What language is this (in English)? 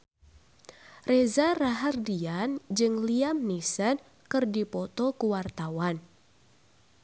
Sundanese